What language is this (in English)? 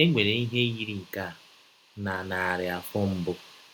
Igbo